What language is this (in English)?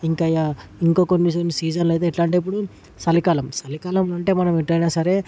Telugu